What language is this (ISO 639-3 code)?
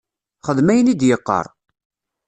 kab